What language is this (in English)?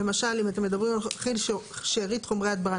Hebrew